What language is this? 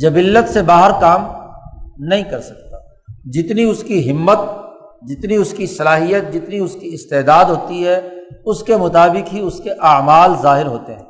Urdu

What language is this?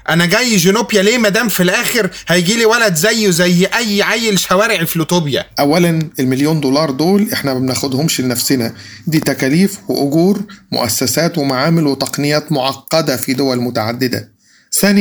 Arabic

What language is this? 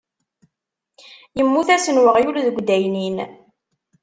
Kabyle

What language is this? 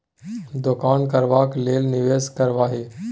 Maithili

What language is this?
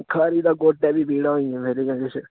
Dogri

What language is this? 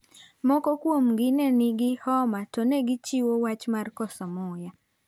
Luo (Kenya and Tanzania)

